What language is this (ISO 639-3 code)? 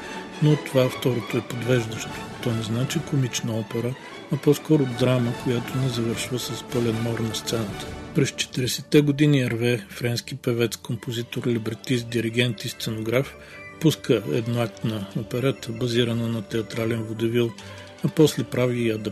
bul